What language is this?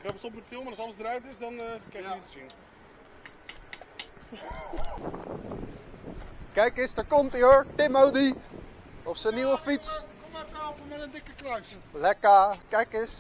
Dutch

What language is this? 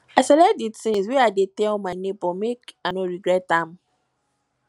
Nigerian Pidgin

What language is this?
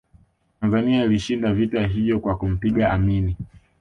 Swahili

